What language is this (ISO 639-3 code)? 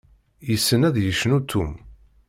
kab